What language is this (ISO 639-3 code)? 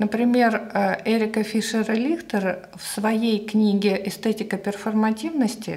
rus